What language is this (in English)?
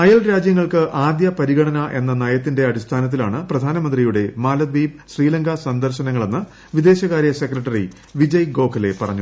Malayalam